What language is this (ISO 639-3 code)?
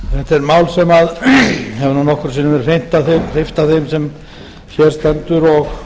isl